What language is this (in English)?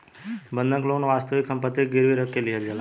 Bhojpuri